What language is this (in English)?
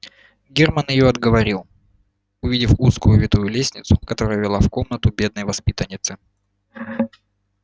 Russian